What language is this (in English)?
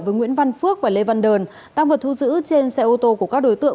Vietnamese